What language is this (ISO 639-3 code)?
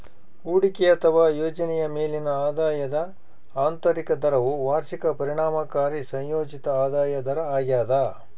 kan